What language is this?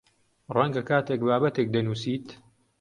Central Kurdish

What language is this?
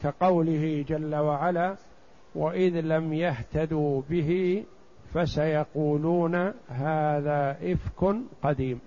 Arabic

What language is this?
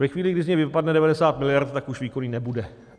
Czech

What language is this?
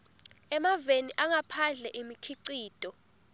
Swati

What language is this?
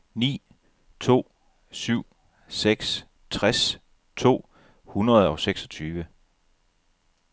Danish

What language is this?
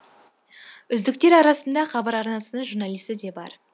Kazakh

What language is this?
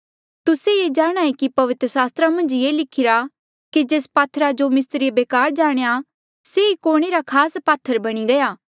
Mandeali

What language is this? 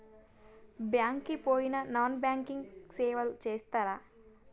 Telugu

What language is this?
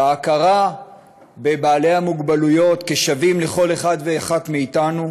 Hebrew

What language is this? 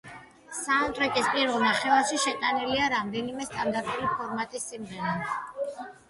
Georgian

